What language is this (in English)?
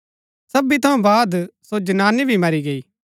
Gaddi